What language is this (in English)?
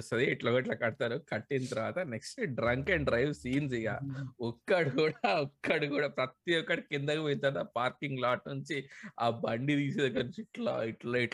Telugu